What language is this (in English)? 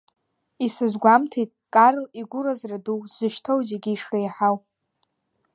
Abkhazian